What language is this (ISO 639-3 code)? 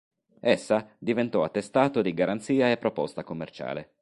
ita